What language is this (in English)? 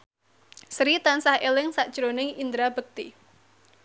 Javanese